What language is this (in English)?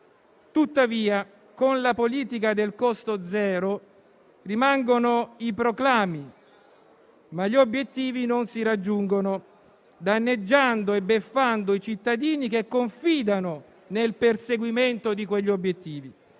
Italian